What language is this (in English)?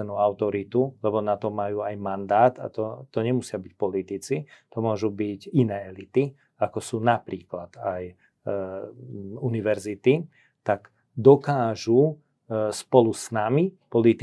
Slovak